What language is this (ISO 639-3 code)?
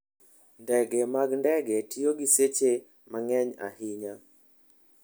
luo